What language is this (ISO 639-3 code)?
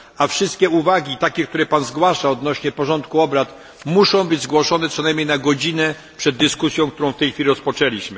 pol